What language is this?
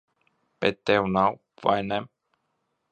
Latvian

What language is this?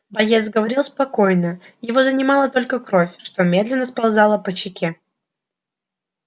Russian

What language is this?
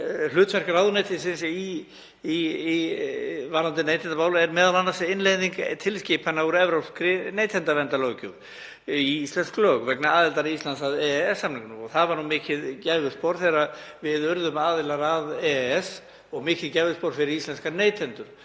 Icelandic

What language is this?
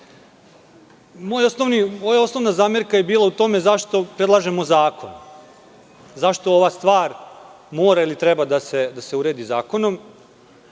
Serbian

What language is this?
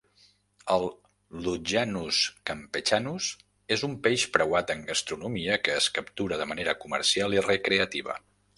Catalan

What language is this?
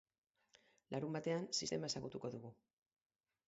Basque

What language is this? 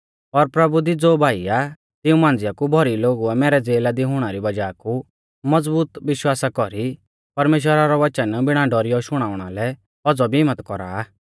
Mahasu Pahari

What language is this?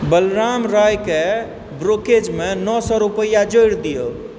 Maithili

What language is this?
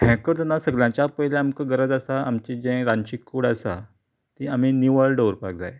Konkani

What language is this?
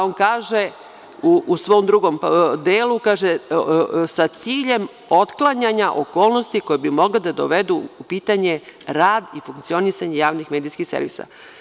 Serbian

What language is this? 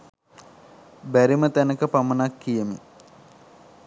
Sinhala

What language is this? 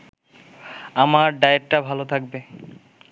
Bangla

